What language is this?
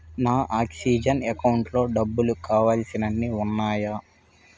Telugu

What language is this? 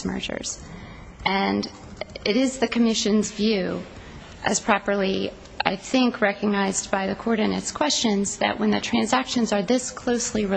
English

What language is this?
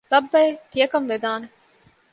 Divehi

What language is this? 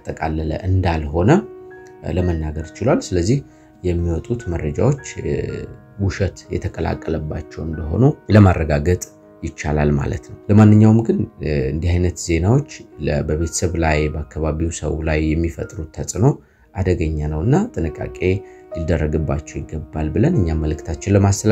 Arabic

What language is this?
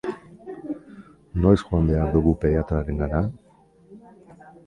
Basque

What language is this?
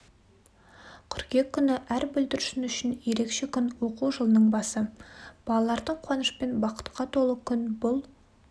Kazakh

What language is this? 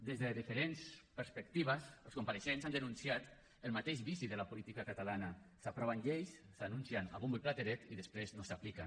Catalan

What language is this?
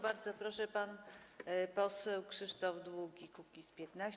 Polish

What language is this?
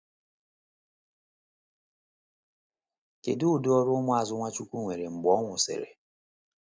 Igbo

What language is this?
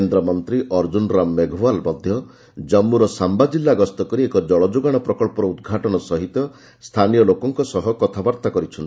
Odia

